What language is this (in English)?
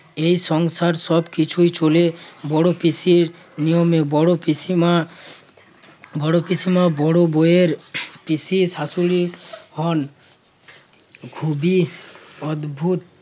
Bangla